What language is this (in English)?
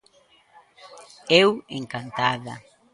Galician